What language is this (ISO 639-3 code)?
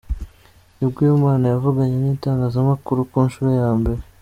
kin